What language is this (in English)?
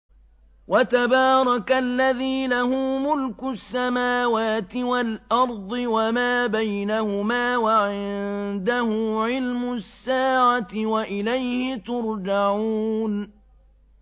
Arabic